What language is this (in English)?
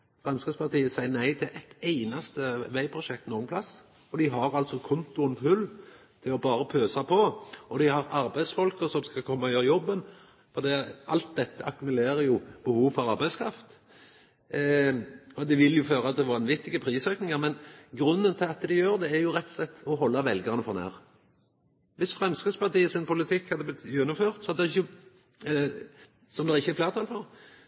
Norwegian Nynorsk